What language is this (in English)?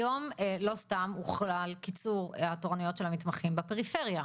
Hebrew